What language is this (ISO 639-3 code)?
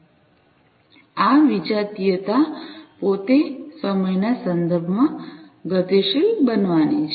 guj